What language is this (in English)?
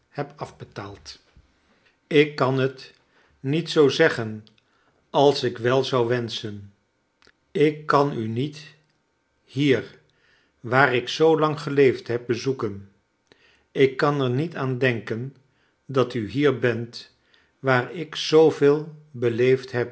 Dutch